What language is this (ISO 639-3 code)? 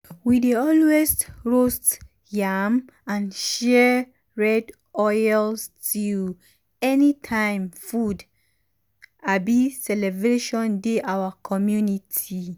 pcm